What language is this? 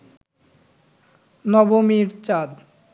Bangla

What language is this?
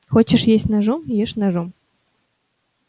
Russian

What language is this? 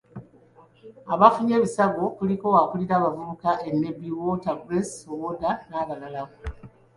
Ganda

